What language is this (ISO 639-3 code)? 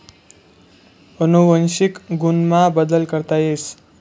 mar